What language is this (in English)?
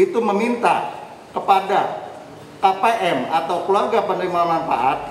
Indonesian